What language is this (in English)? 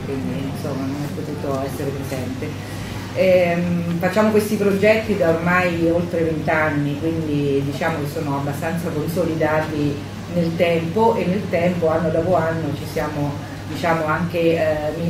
Italian